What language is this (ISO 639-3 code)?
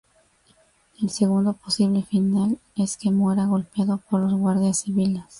spa